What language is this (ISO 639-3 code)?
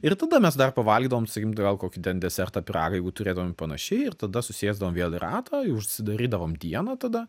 lit